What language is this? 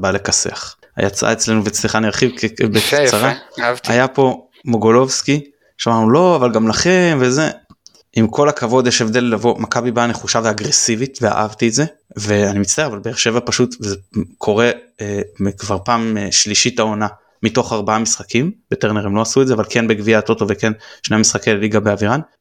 Hebrew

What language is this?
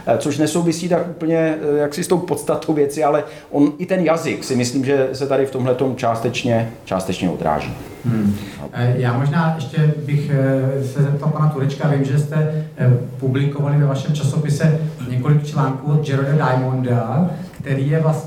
Czech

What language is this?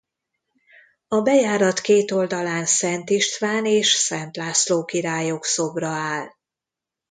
Hungarian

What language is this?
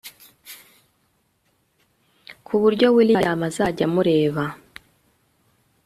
Kinyarwanda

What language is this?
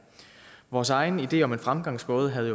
Danish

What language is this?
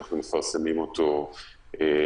Hebrew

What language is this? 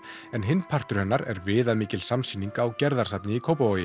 Icelandic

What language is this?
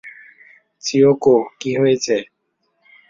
Bangla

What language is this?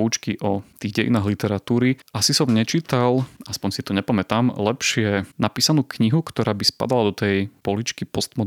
Slovak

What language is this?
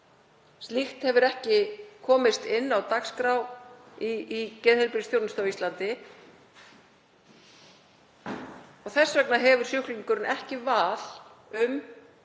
Icelandic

